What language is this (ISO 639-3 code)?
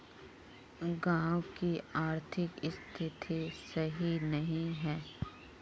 mag